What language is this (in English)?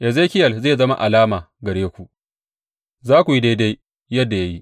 Hausa